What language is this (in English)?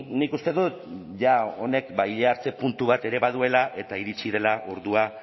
Basque